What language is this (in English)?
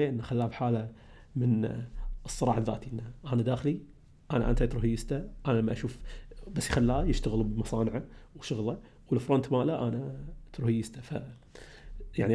Arabic